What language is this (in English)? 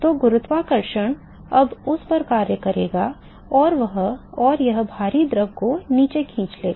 Hindi